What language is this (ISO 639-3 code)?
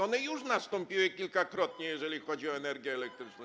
pol